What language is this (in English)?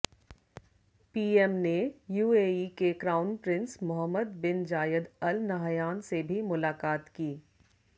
Hindi